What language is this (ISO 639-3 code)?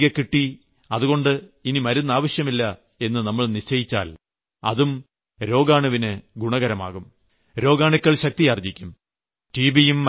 mal